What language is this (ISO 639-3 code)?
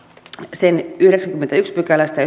fin